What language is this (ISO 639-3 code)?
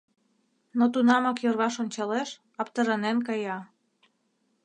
chm